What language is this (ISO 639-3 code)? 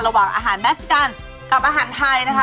tha